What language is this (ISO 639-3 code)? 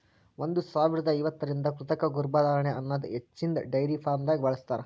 kan